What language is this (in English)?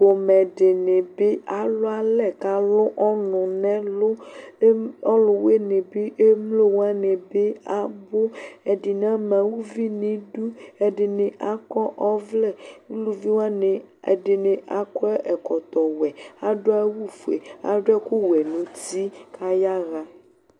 Ikposo